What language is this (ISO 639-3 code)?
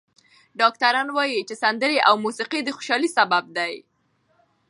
pus